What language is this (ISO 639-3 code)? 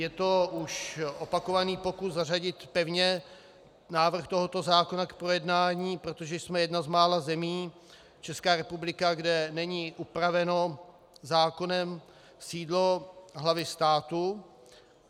ces